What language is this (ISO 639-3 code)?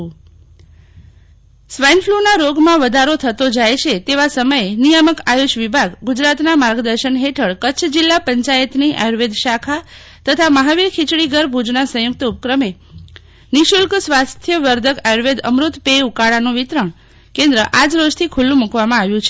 guj